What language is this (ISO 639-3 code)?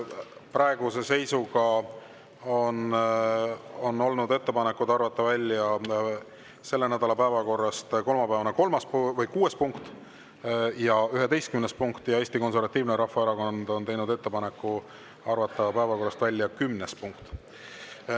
est